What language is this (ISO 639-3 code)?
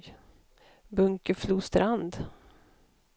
swe